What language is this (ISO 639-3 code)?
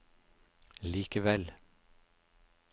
nor